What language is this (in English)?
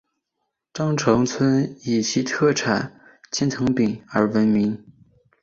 Chinese